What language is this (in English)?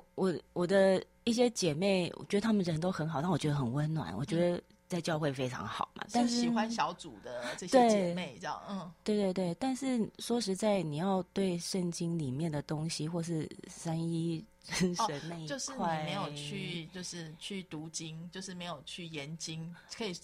Chinese